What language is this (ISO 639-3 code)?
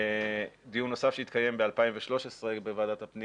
heb